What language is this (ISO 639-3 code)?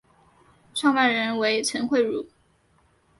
zho